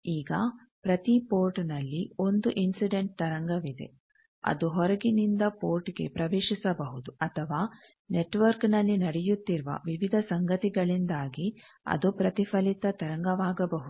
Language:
Kannada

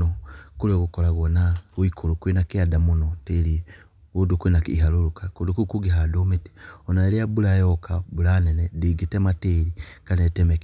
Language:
Kikuyu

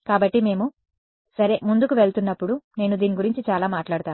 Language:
Telugu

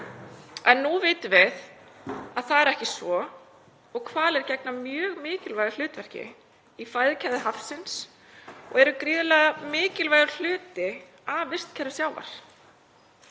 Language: Icelandic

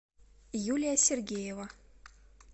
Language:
Russian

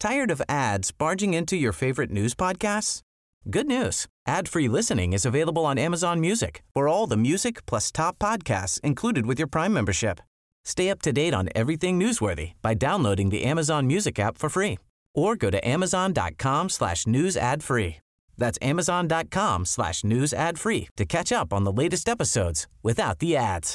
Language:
French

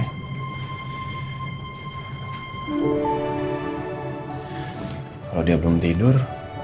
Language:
Indonesian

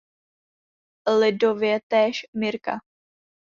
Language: Czech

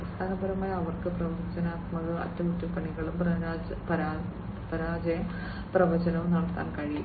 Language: Malayalam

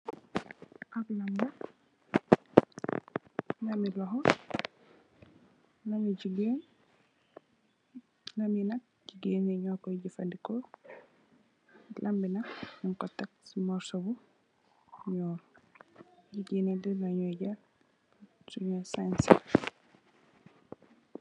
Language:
Wolof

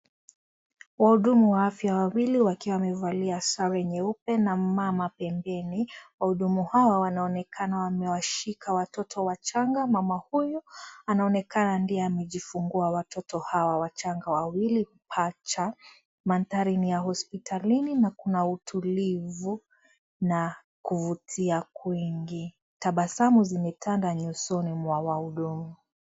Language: Swahili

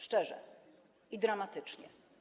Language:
Polish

